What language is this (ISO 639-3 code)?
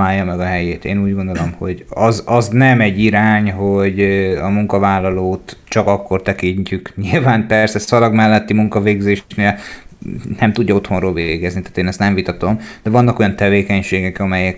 hun